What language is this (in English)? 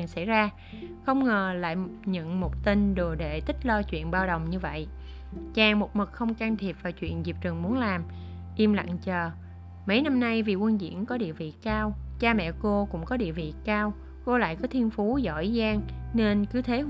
Vietnamese